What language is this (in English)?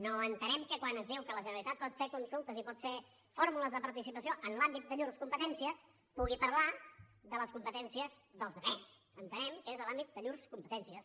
Catalan